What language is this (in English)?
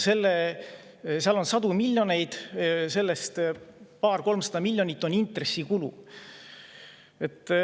Estonian